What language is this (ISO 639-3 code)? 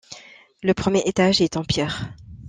fra